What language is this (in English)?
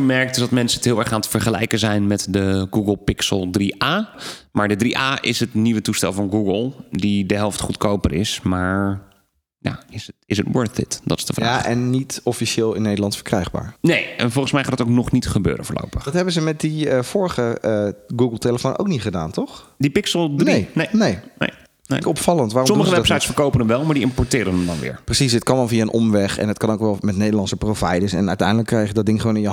Dutch